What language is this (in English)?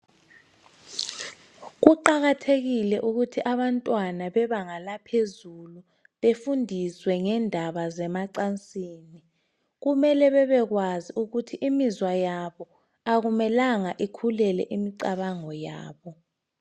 North Ndebele